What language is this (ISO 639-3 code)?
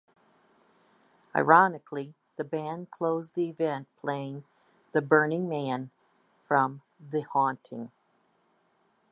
eng